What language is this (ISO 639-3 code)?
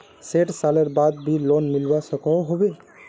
mag